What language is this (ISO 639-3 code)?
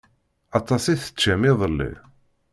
kab